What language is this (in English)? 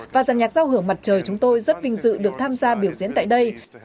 Vietnamese